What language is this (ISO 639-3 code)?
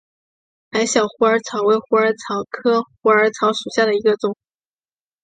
zho